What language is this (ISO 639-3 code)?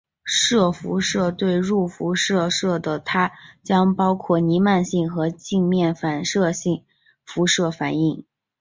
zho